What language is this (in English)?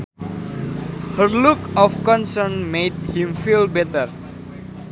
Sundanese